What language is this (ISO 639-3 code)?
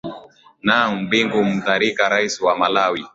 swa